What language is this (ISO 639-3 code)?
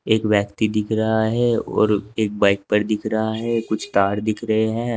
hin